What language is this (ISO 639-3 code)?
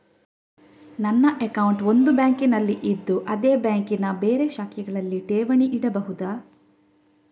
kan